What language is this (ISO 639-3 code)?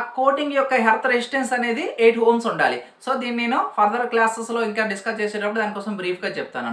eng